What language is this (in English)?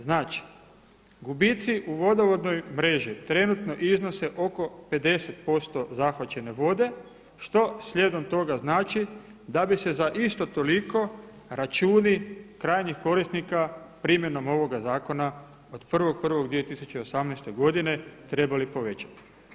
Croatian